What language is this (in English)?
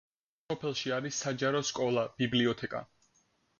Georgian